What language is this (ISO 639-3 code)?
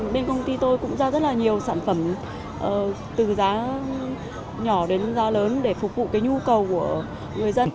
vie